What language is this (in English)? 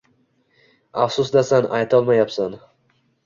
Uzbek